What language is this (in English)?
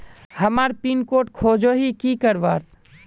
Magahi